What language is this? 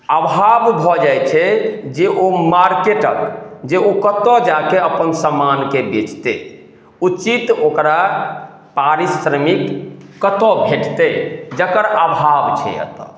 Maithili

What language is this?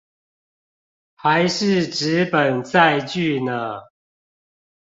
Chinese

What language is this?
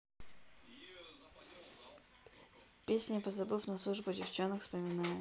Russian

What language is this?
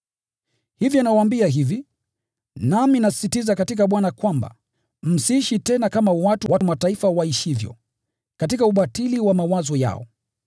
Swahili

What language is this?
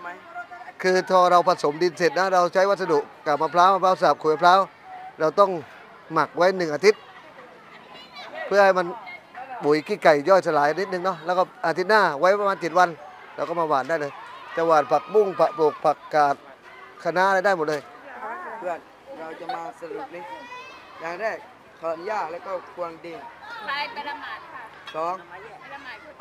Thai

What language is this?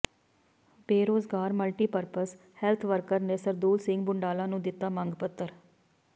Punjabi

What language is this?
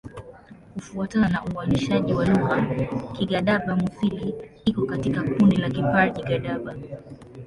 Swahili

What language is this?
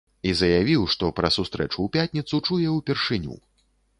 Belarusian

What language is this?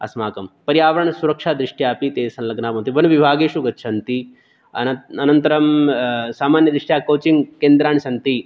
Sanskrit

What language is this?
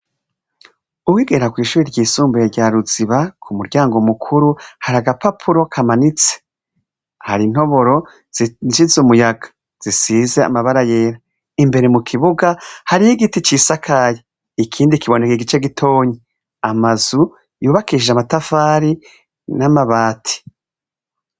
Rundi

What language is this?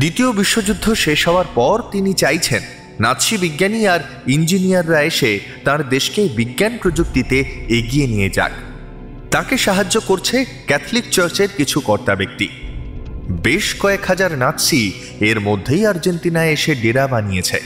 Bangla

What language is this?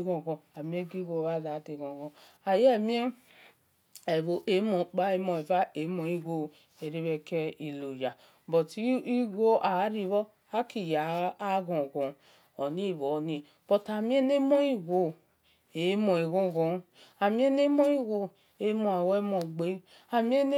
Esan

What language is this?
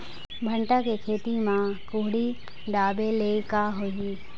Chhattisgarhi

